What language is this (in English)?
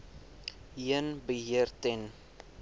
Afrikaans